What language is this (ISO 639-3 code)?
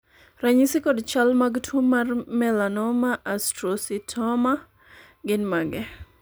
luo